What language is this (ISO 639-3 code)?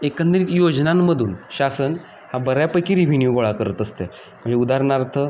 mar